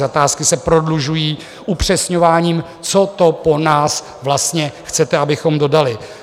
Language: Czech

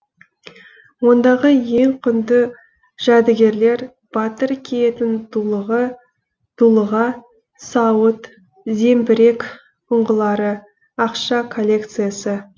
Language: Kazakh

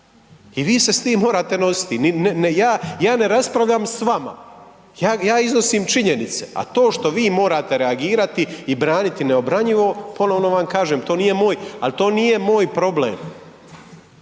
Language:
Croatian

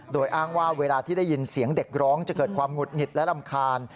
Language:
Thai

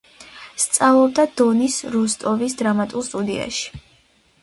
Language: Georgian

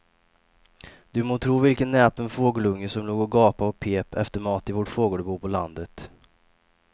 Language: Swedish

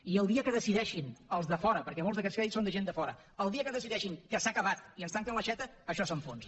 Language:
Catalan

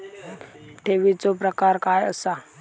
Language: Marathi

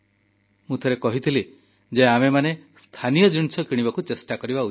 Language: Odia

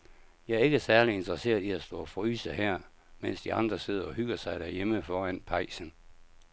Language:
Danish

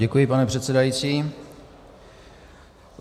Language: Czech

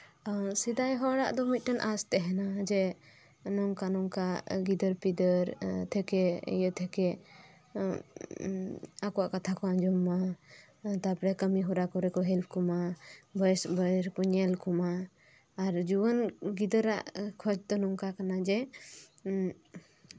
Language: Santali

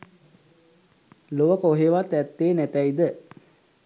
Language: Sinhala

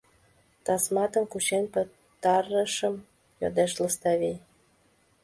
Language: Mari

